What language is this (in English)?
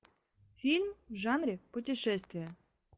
Russian